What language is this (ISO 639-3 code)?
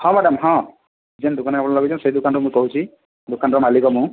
ori